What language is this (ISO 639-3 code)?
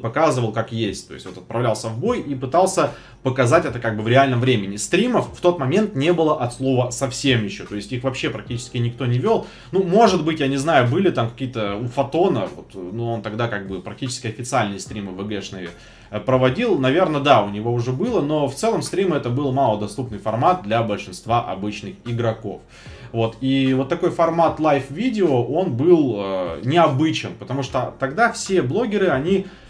rus